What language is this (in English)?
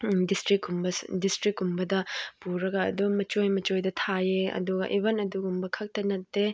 Manipuri